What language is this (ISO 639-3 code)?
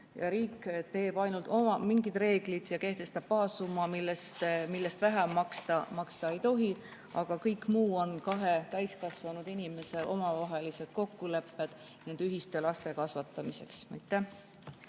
est